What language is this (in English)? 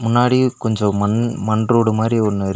Tamil